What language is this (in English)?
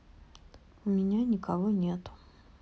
Russian